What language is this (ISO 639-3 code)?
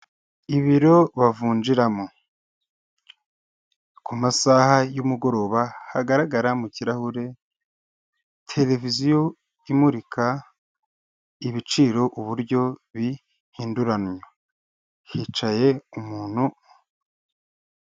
kin